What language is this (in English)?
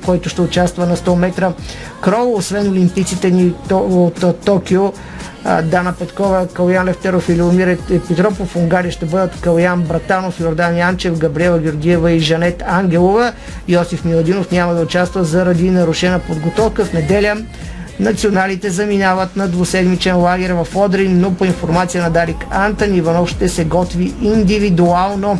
Bulgarian